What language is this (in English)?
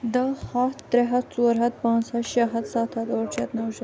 Kashmiri